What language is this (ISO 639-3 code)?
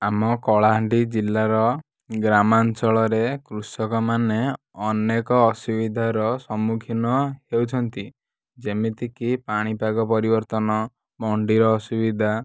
ori